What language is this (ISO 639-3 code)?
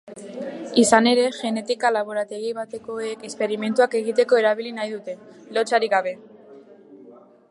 eus